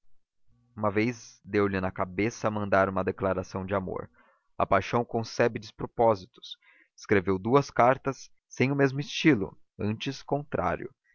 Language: Portuguese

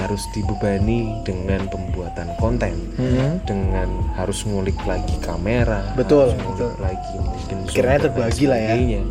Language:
Indonesian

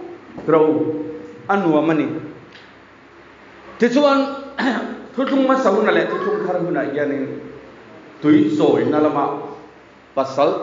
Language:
Thai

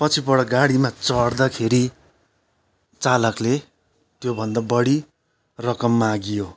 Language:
Nepali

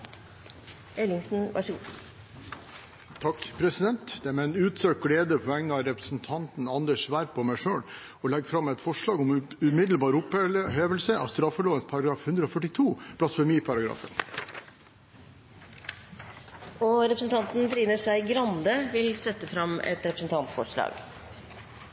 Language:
Norwegian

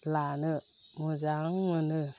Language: Bodo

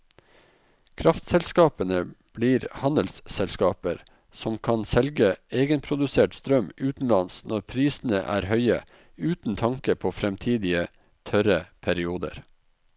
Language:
Norwegian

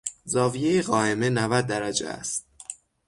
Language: Persian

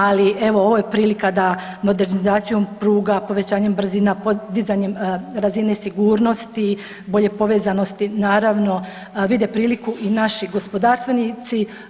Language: Croatian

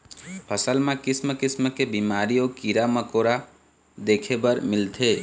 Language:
Chhattisgarhi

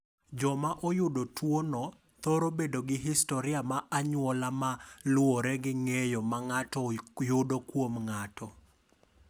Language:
Luo (Kenya and Tanzania)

